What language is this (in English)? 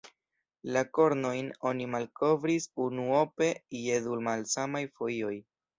Esperanto